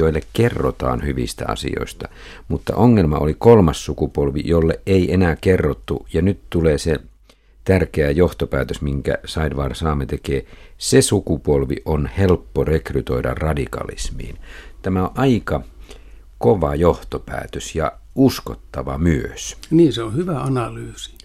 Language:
Finnish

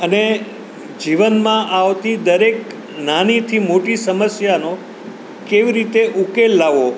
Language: Gujarati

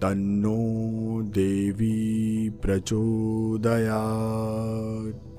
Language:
Hindi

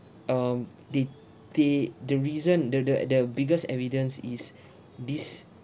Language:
English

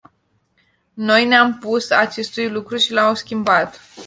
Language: Romanian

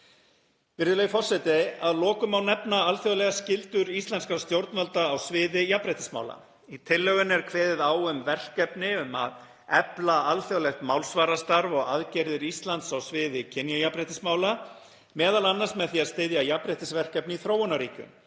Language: Icelandic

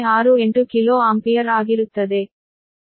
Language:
Kannada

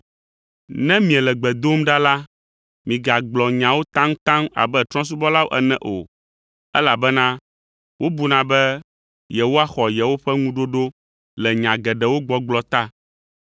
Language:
Ewe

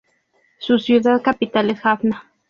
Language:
Spanish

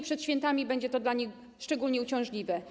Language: Polish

